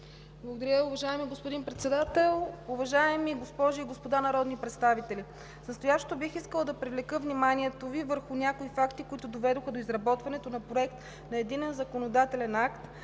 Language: Bulgarian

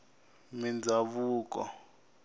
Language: Tsonga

